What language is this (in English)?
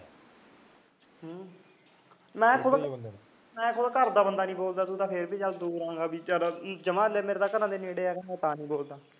Punjabi